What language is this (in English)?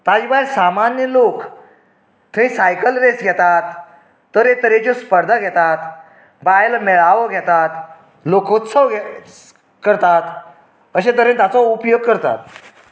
Konkani